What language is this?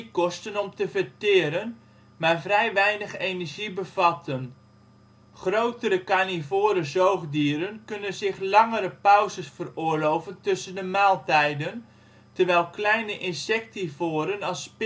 Dutch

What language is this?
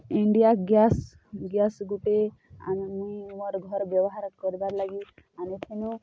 Odia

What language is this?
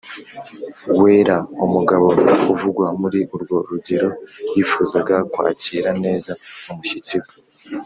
Kinyarwanda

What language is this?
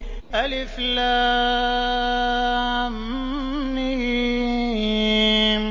Arabic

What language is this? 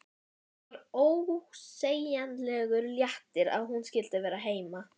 Icelandic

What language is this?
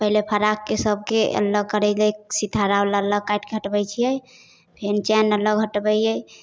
Maithili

